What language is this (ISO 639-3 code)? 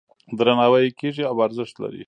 pus